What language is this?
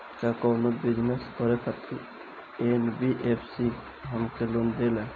Bhojpuri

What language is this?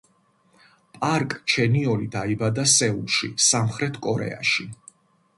Georgian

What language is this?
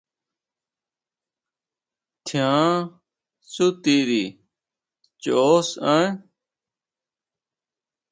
Huautla Mazatec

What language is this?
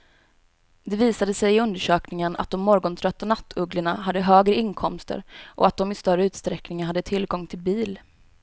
Swedish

